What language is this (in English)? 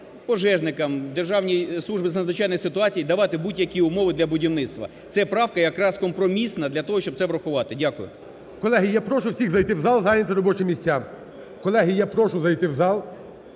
Ukrainian